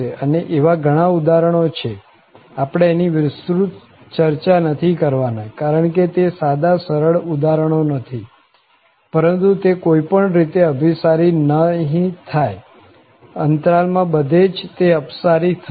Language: Gujarati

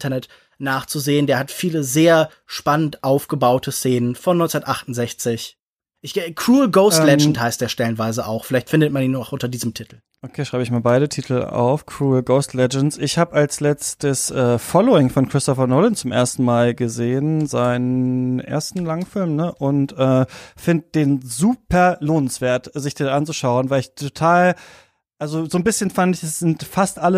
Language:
German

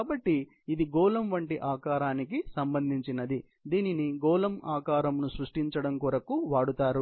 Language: Telugu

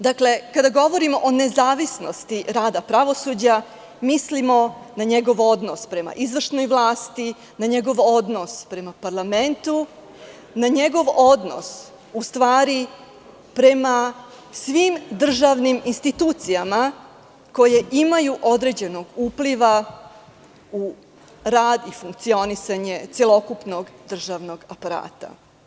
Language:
Serbian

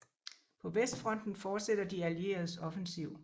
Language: Danish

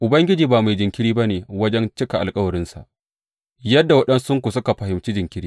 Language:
Hausa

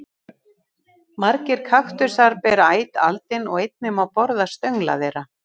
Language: Icelandic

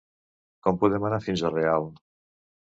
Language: Catalan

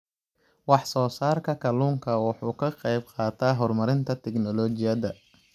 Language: Somali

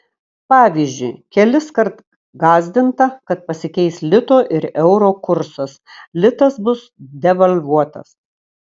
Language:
Lithuanian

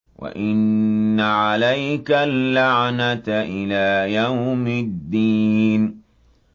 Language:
Arabic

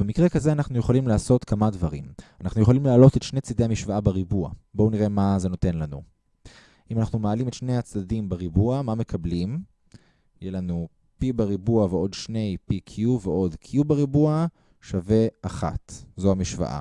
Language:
Hebrew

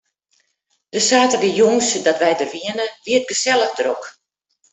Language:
Western Frisian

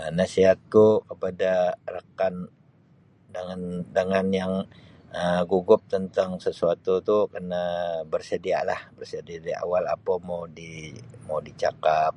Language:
Sabah Malay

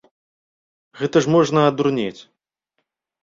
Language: Belarusian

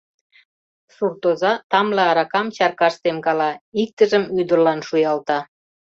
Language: Mari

